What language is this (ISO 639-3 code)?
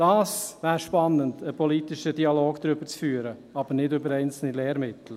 gsw